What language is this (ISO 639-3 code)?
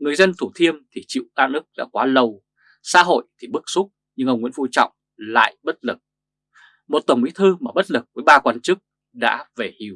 vie